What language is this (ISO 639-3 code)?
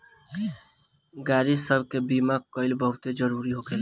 bho